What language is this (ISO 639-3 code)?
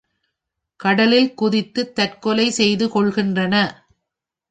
tam